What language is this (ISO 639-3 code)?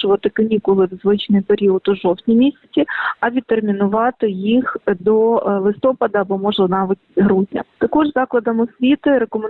ukr